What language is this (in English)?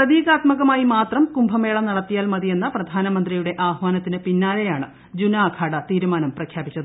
Malayalam